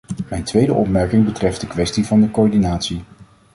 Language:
Dutch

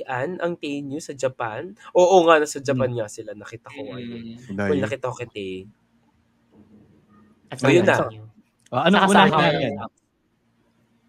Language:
Filipino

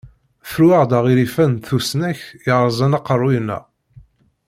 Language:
Kabyle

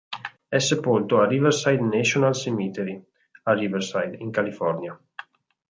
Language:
Italian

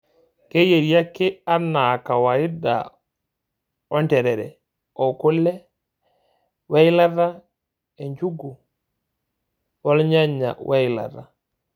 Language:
Masai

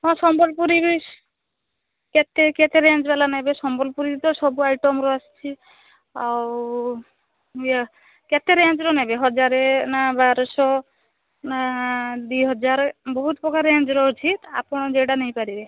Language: Odia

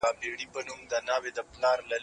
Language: Pashto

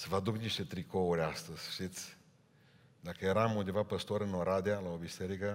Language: Romanian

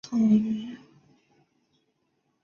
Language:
Chinese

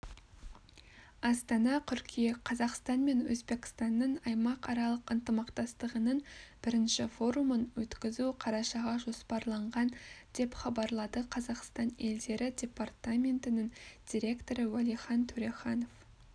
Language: Kazakh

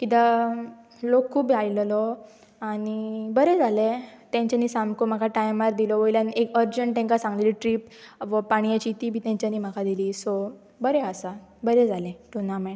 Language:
Konkani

